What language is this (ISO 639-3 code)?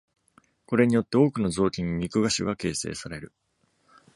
jpn